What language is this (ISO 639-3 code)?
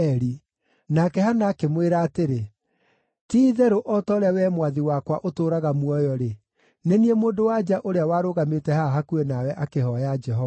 kik